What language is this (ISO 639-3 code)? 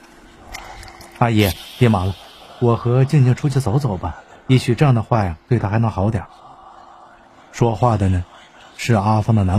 zho